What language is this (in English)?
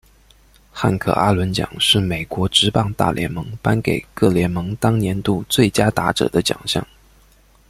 Chinese